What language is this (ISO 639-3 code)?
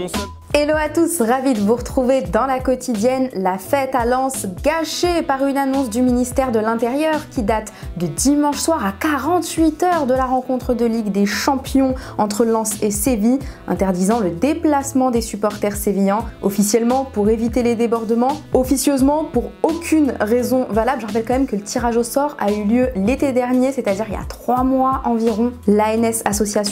fra